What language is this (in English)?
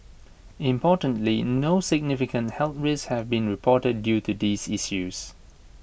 English